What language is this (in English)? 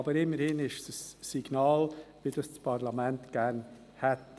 Swiss German